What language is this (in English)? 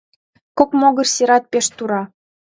Mari